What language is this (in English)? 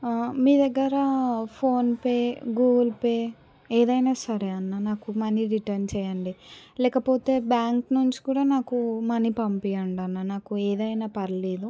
Telugu